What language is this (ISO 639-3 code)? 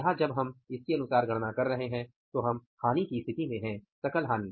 hin